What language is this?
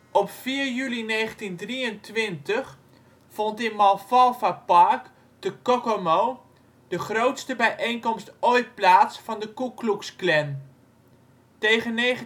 Dutch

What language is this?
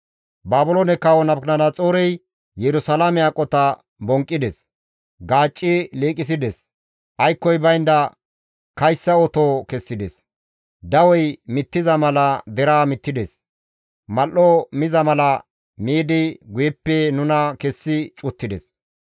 Gamo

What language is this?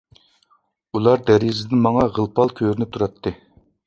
Uyghur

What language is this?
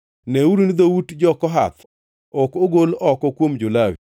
Luo (Kenya and Tanzania)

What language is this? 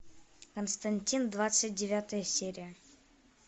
Russian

